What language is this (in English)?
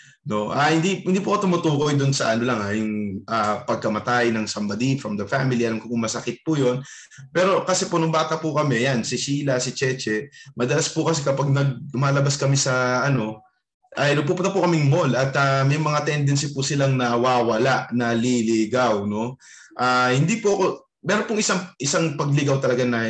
Filipino